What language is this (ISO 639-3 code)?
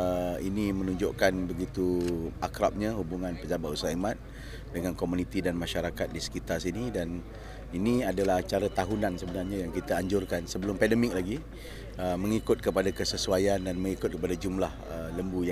msa